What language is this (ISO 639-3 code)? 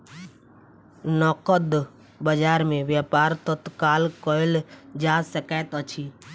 mai